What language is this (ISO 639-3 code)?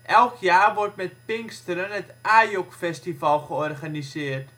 nld